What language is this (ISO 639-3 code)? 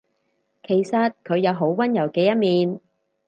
yue